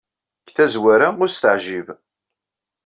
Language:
Kabyle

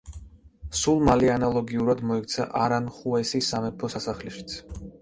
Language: Georgian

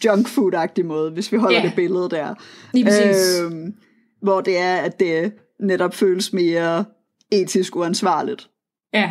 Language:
Danish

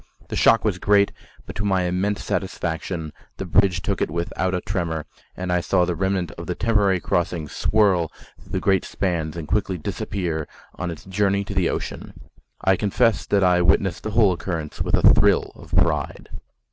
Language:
English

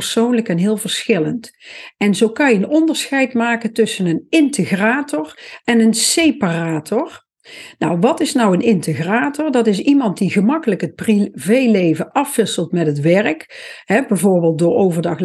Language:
Dutch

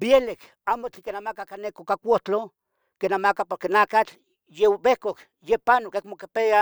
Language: Tetelcingo Nahuatl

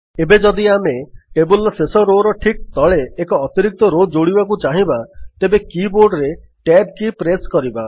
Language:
Odia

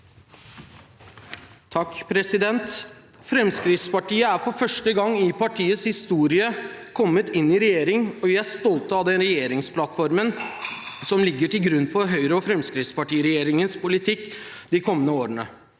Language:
Norwegian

